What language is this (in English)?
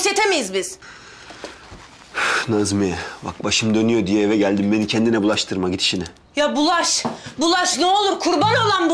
Turkish